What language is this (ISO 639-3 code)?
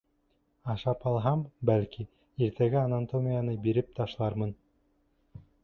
bak